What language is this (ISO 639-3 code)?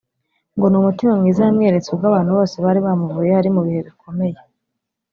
kin